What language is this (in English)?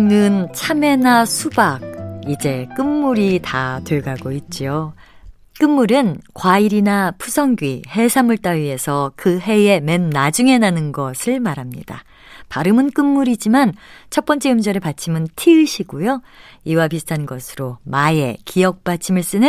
Korean